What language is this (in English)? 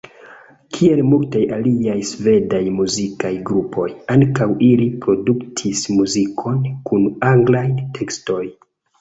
Esperanto